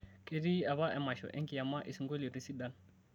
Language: Masai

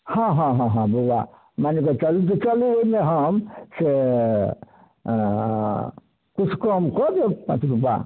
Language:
Maithili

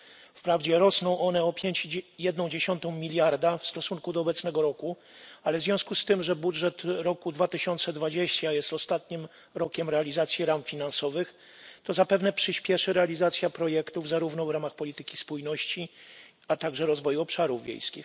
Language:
Polish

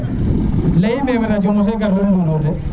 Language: Serer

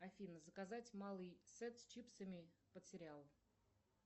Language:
Russian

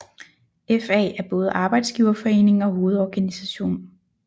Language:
Danish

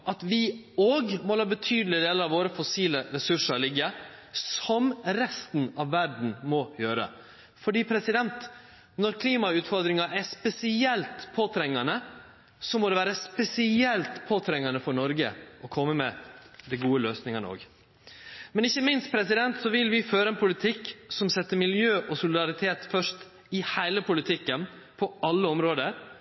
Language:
Norwegian Nynorsk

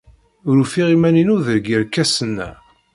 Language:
Kabyle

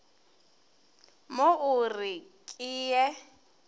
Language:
Northern Sotho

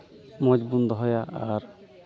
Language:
Santali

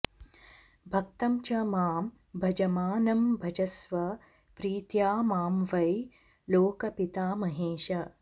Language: Sanskrit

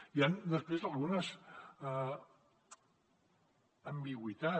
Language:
Catalan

